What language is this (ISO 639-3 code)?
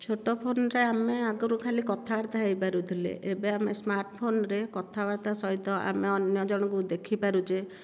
ori